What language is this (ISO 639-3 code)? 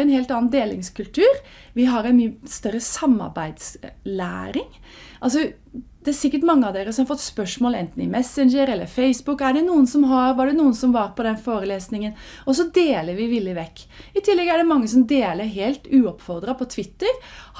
nor